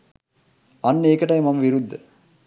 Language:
Sinhala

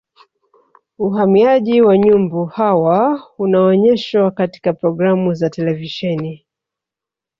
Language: Swahili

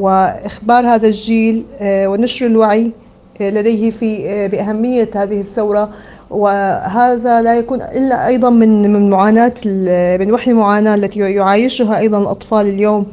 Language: Arabic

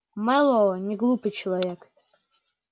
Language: Russian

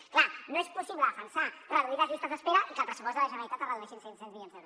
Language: Catalan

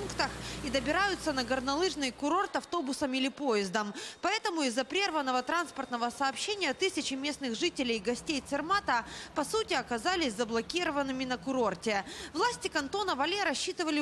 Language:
Russian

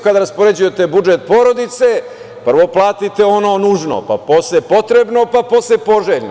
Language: Serbian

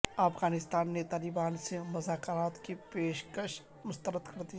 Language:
Urdu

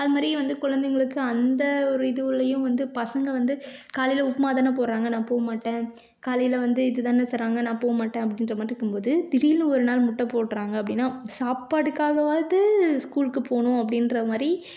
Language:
Tamil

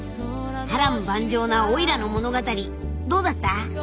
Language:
Japanese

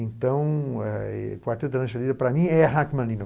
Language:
Portuguese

